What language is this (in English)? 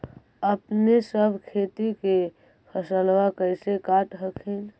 Magahi